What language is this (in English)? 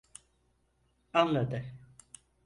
Turkish